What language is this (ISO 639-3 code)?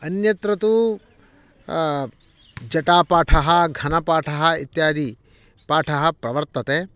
san